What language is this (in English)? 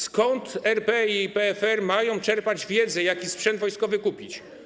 Polish